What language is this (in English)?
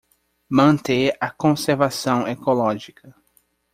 Portuguese